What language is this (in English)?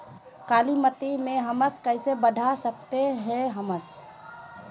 Magahi